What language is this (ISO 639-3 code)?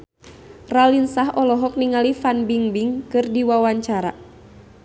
sun